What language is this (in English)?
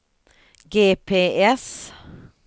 Swedish